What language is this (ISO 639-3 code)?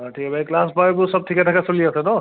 asm